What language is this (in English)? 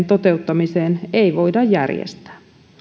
Finnish